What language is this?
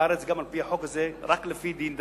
Hebrew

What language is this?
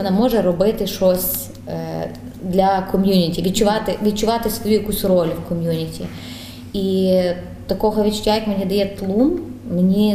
Ukrainian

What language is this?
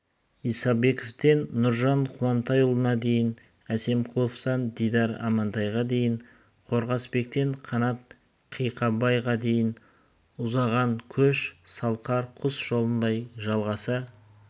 Kazakh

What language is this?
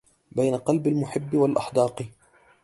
Arabic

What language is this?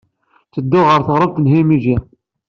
Kabyle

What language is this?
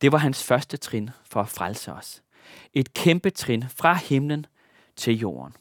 Danish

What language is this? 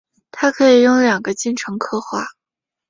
Chinese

